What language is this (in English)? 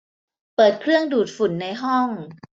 Thai